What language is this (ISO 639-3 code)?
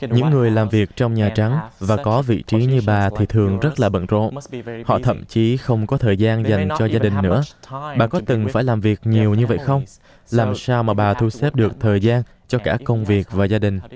vie